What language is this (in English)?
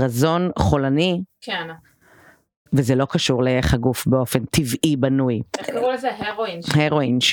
Hebrew